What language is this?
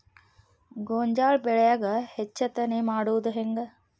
Kannada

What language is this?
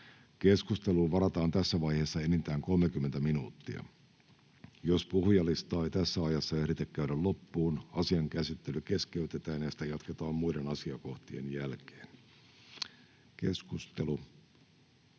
Finnish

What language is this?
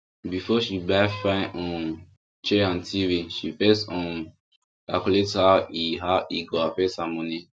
Nigerian Pidgin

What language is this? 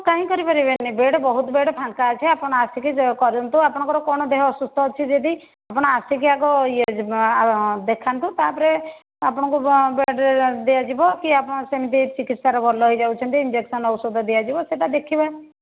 Odia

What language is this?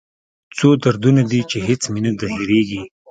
Pashto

